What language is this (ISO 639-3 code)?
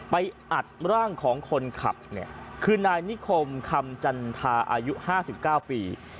tha